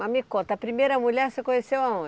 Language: Portuguese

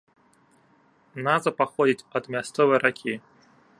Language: Belarusian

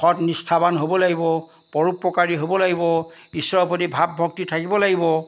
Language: Assamese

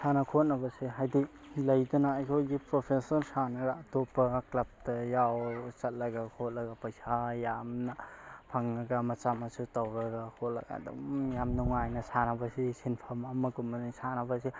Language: Manipuri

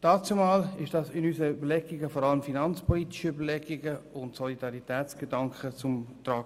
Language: Swiss German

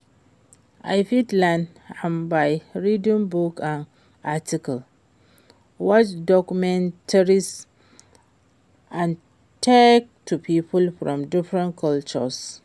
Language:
Nigerian Pidgin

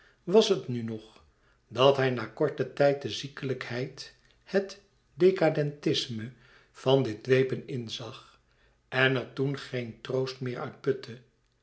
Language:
Dutch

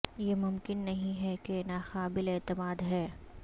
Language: Urdu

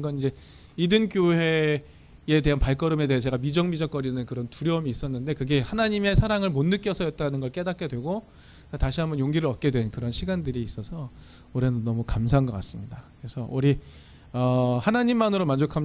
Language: Korean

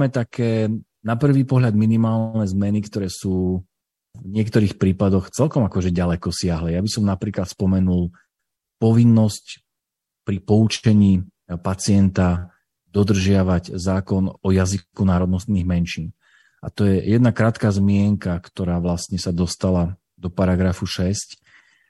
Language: Slovak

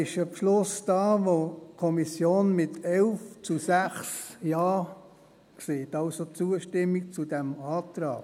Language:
Swiss German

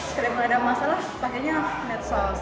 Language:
Indonesian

